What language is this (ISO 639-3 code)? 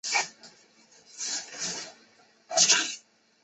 zho